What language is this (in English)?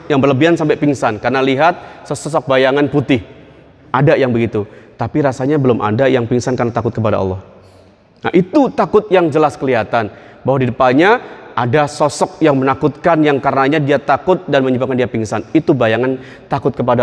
Indonesian